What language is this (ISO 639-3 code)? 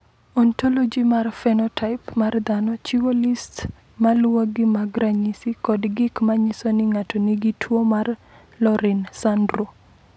luo